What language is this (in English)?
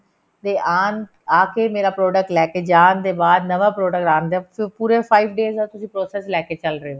Punjabi